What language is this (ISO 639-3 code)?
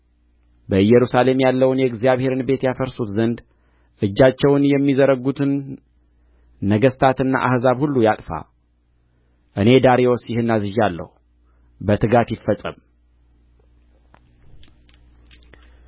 amh